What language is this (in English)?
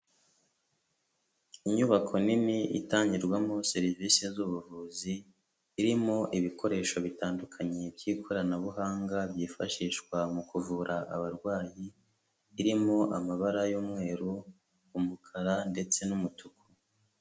Kinyarwanda